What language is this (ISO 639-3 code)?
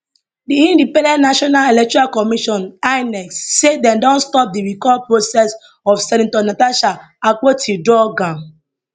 pcm